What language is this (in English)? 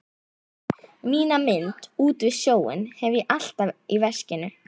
Icelandic